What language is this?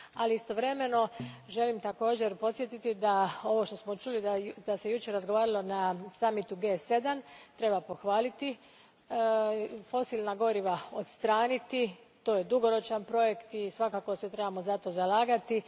Croatian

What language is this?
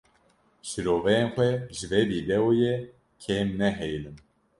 Kurdish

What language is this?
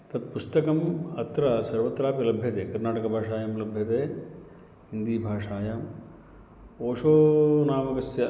Sanskrit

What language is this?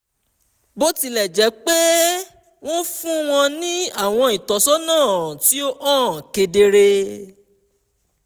Yoruba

